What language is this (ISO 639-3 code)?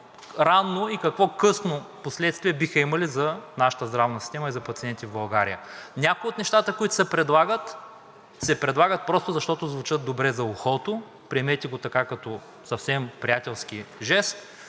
bul